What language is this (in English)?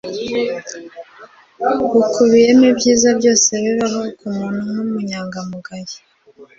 Kinyarwanda